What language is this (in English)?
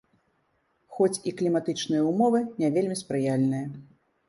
Belarusian